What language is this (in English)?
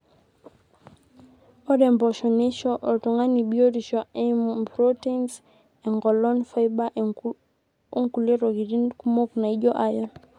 Masai